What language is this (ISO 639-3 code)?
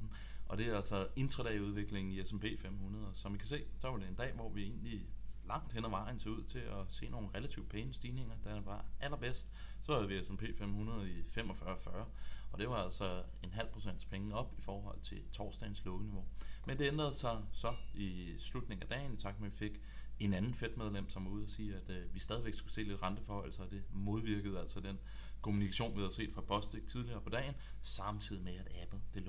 dan